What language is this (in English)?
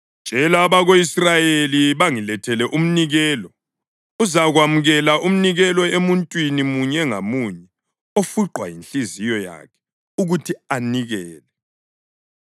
North Ndebele